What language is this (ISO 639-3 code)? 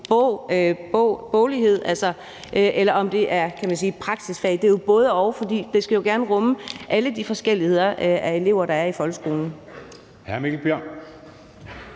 dan